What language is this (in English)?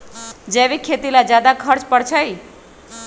Magahi